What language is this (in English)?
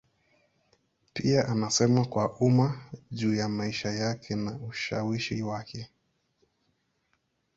Swahili